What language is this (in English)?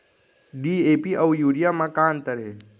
Chhattisgarhi